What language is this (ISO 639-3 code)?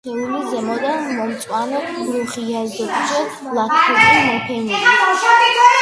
kat